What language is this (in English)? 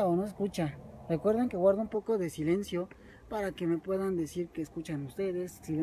Spanish